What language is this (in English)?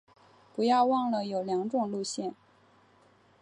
Chinese